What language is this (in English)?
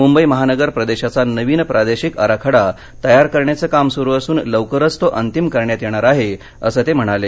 Marathi